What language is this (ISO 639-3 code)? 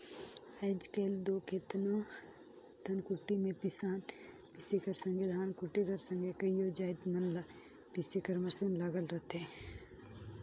hne